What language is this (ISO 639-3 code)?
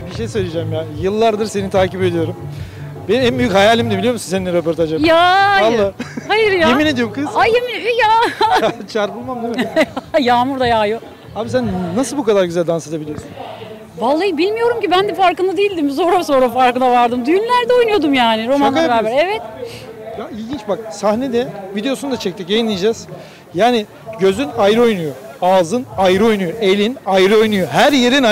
tur